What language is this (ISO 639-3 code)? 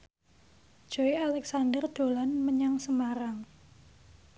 jav